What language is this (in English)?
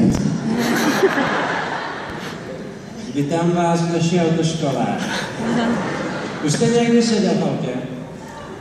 Czech